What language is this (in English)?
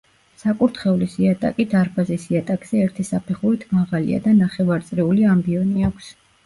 Georgian